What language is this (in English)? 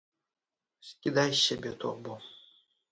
Belarusian